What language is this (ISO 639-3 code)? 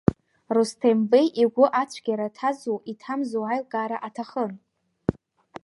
abk